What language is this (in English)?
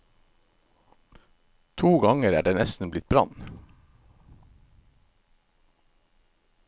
Norwegian